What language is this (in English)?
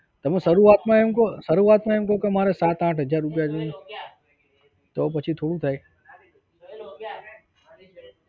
Gujarati